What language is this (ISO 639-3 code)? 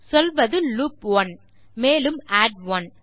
tam